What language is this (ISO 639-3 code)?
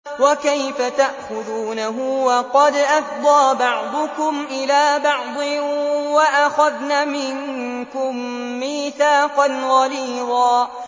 ara